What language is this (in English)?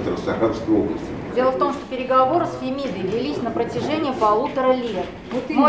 Russian